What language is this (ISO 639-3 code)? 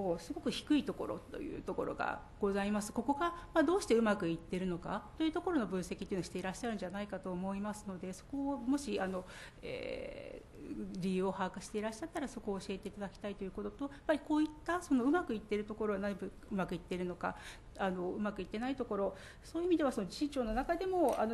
jpn